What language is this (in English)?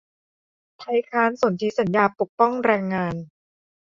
Thai